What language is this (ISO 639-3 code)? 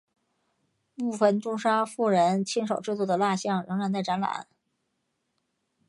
zho